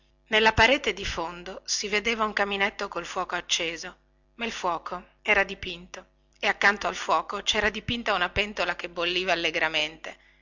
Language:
Italian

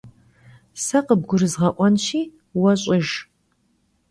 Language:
Kabardian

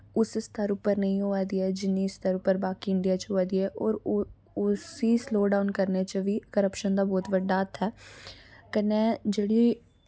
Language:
Dogri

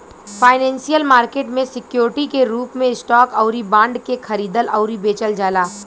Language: Bhojpuri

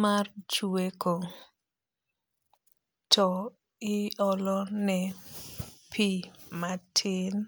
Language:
Luo (Kenya and Tanzania)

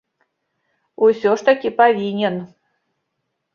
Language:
Belarusian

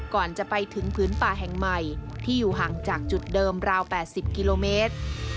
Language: Thai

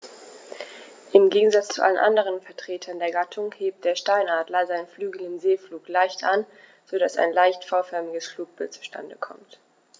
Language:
German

